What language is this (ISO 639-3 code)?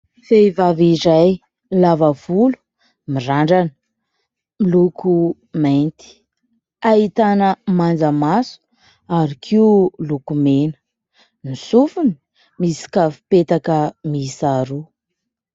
mlg